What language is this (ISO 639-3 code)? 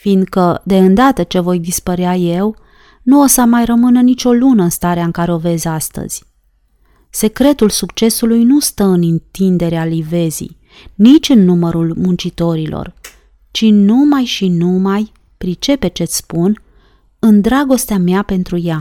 ron